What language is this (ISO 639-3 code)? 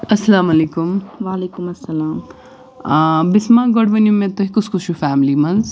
kas